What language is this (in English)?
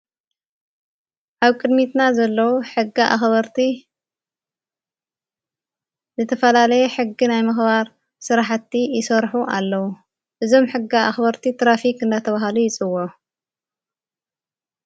Tigrinya